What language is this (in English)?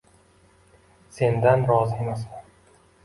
Uzbek